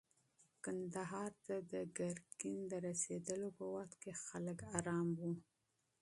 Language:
Pashto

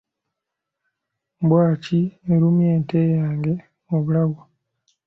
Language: Ganda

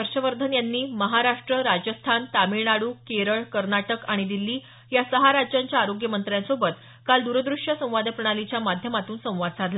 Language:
Marathi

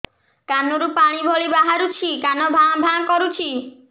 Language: Odia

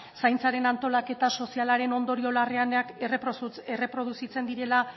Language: Basque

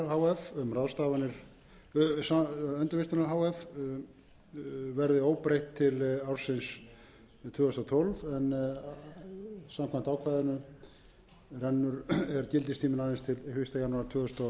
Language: Icelandic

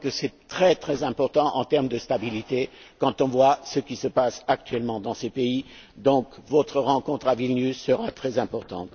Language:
French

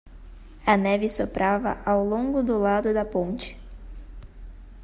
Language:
Portuguese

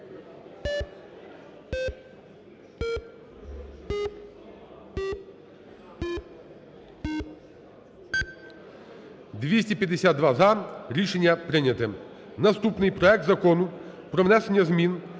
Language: Ukrainian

